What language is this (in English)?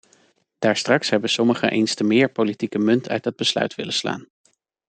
Dutch